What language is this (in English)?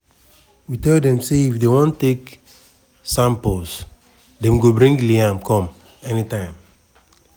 Nigerian Pidgin